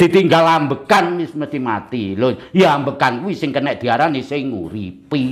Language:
Indonesian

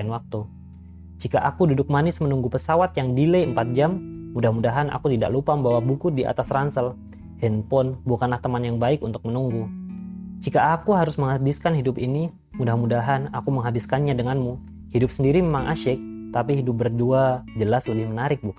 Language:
Indonesian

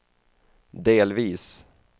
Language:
Swedish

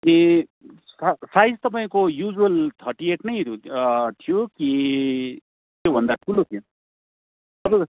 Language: Nepali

